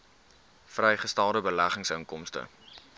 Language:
Afrikaans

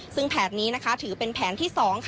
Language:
Thai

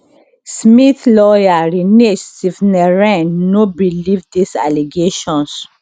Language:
Nigerian Pidgin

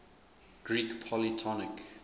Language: English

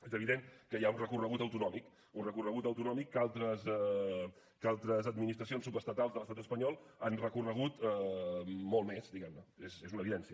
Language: Catalan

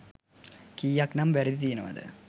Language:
Sinhala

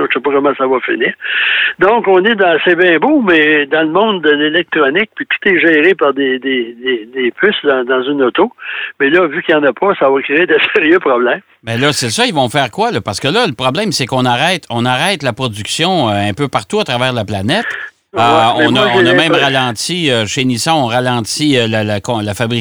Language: French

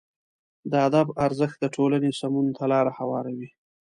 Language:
Pashto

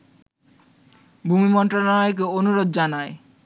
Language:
Bangla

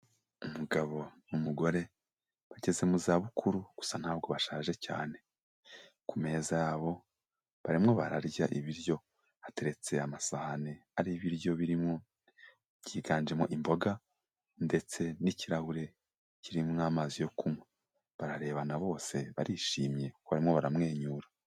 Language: Kinyarwanda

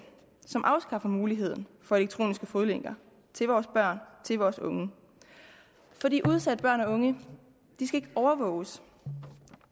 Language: Danish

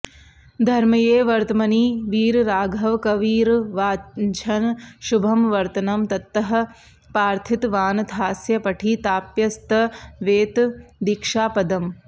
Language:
Sanskrit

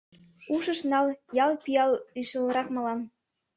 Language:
Mari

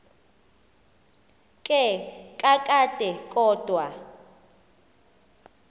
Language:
Xhosa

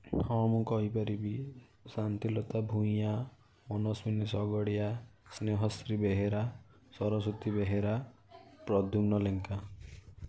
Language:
Odia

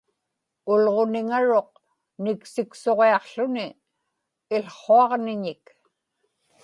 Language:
Inupiaq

